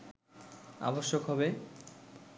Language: Bangla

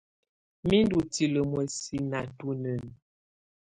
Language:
Tunen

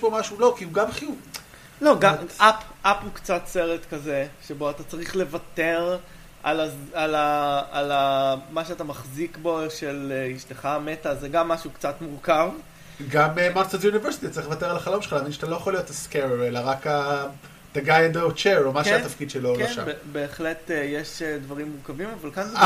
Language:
Hebrew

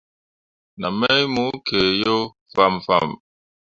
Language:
Mundang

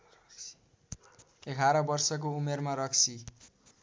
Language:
Nepali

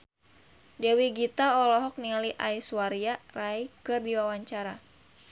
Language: Sundanese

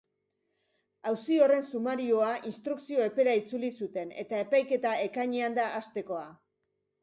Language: Basque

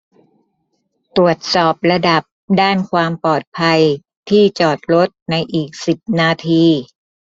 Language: Thai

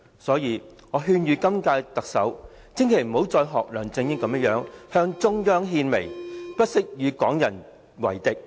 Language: Cantonese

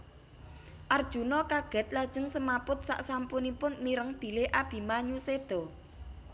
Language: Javanese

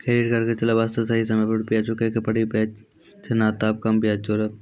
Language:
Maithili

